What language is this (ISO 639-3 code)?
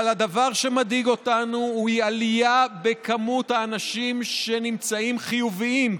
heb